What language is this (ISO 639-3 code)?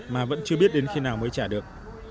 vie